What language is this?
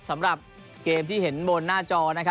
Thai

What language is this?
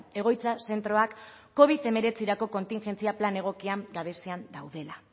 Basque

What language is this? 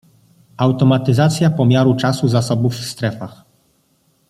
Polish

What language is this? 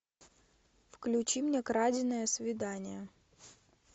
Russian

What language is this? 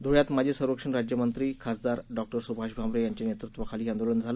Marathi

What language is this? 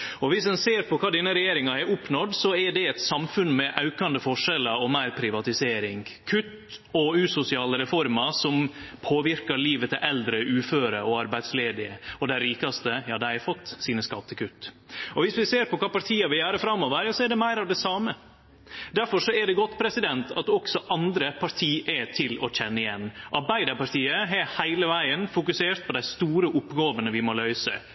Norwegian Nynorsk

